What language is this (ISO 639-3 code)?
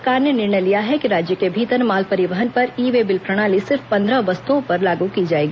hin